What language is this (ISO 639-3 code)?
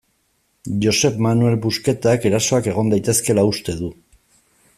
eus